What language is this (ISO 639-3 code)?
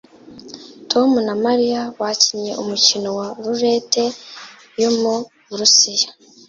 kin